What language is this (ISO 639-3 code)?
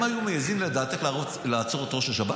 heb